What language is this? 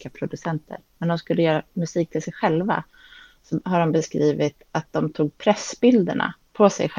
Swedish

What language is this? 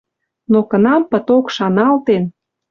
Western Mari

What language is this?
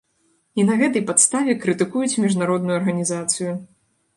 Belarusian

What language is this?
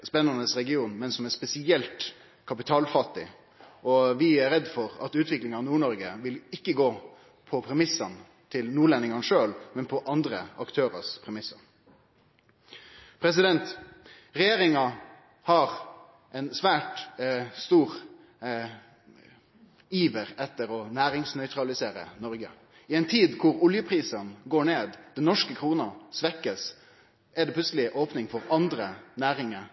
Norwegian Nynorsk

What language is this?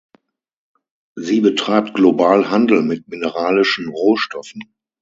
German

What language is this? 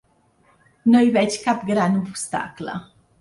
Catalan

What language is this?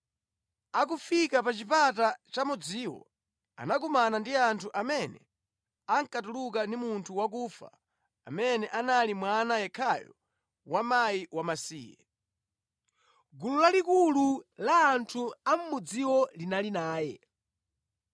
Nyanja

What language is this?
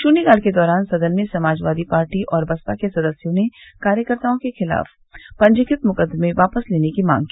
Hindi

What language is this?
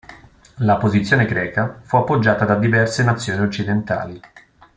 Italian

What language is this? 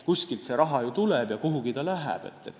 Estonian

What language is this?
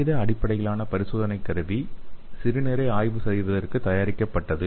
Tamil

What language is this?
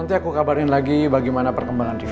Indonesian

